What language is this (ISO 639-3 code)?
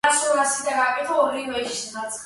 kat